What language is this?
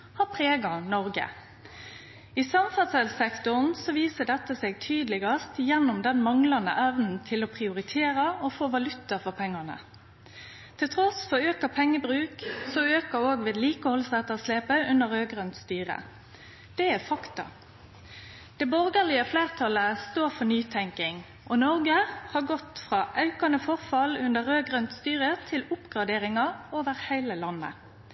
Norwegian Nynorsk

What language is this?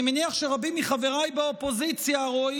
Hebrew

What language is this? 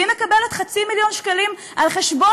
Hebrew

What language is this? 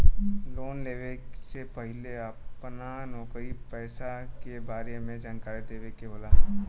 Bhojpuri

